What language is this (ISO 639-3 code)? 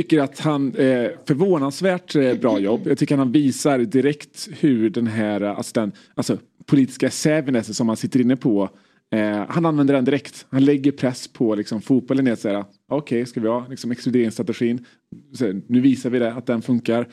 swe